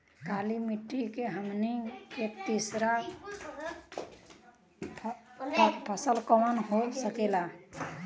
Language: Bhojpuri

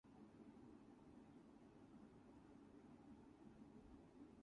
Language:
English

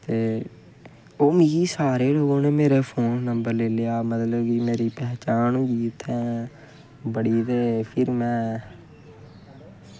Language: Dogri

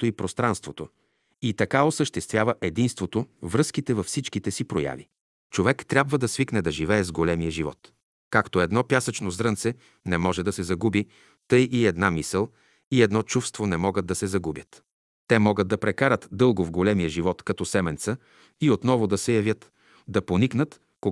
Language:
Bulgarian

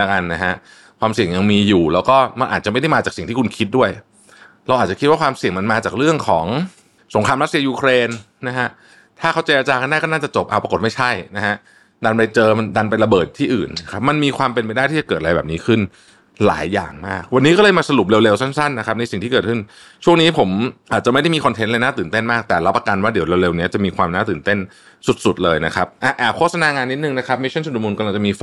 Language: Thai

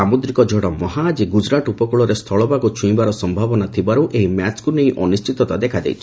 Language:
Odia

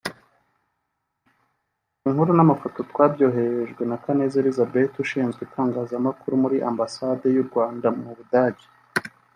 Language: Kinyarwanda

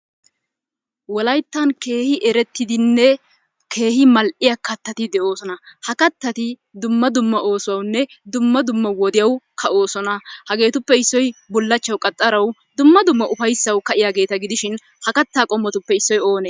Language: Wolaytta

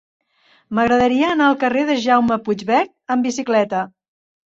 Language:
Catalan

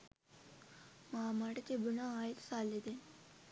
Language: Sinhala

